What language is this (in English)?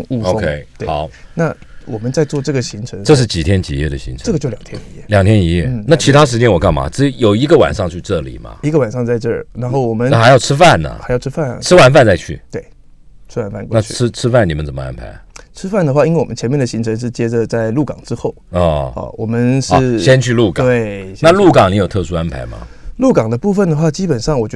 Chinese